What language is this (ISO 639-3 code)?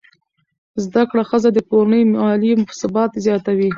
pus